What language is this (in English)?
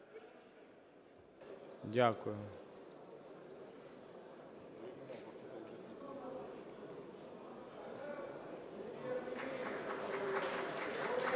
Ukrainian